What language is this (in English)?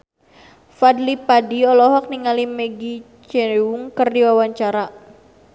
Sundanese